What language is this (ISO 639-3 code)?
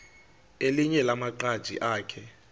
xho